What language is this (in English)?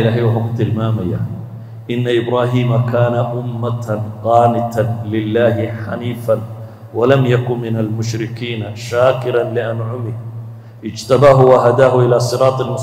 Arabic